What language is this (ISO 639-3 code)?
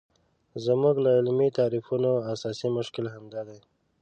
pus